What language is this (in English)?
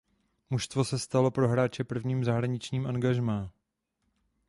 Czech